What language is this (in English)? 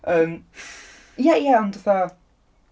Welsh